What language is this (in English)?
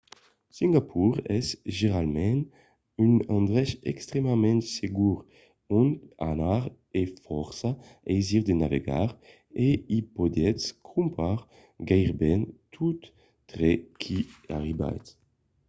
Occitan